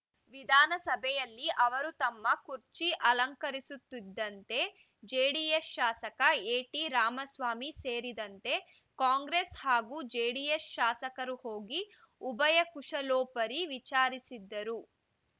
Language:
Kannada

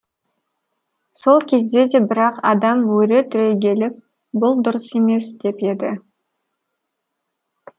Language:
Kazakh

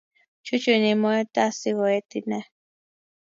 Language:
Kalenjin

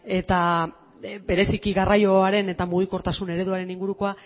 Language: Basque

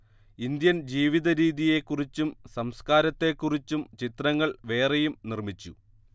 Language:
Malayalam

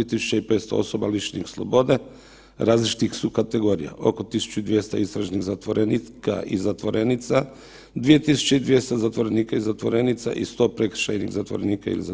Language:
Croatian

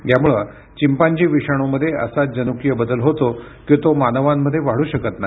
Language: Marathi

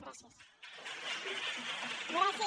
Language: Catalan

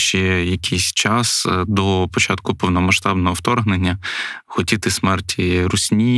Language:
Ukrainian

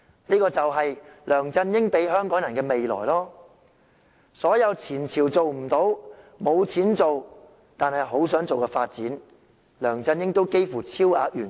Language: Cantonese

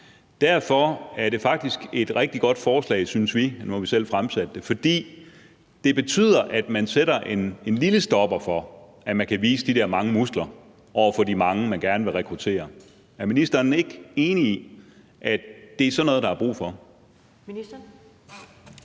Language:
Danish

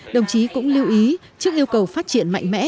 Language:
Vietnamese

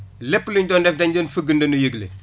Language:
Wolof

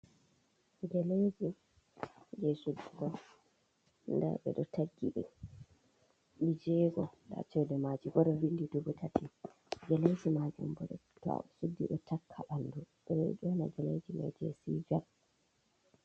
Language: Fula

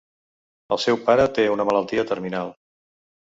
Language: Catalan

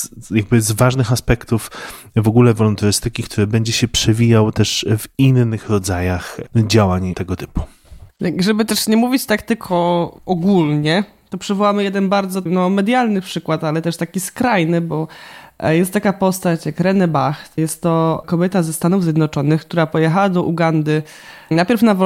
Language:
Polish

